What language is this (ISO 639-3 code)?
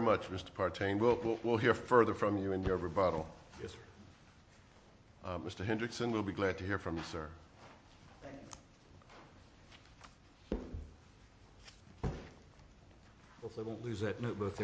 eng